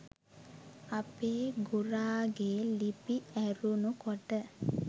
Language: Sinhala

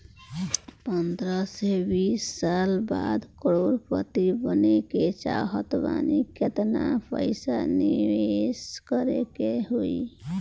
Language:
Bhojpuri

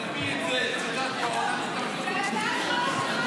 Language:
Hebrew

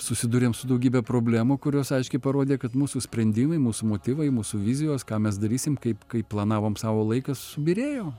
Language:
Lithuanian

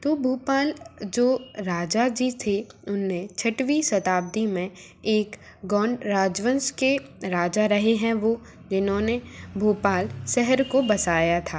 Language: Hindi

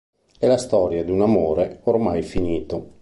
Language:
Italian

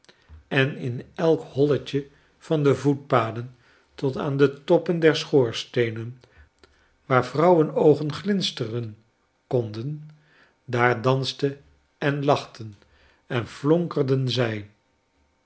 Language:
Dutch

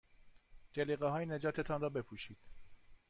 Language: Persian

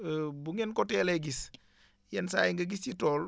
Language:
Wolof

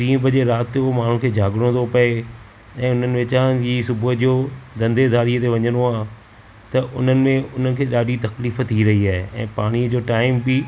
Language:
Sindhi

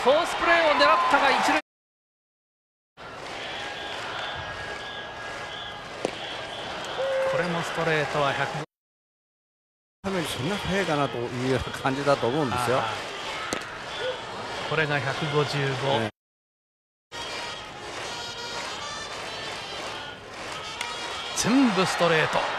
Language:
Japanese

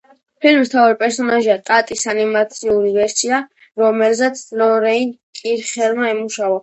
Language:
Georgian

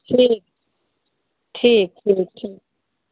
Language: Maithili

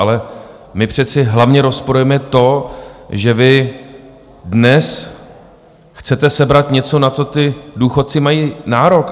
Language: Czech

